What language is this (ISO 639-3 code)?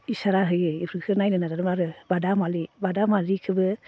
brx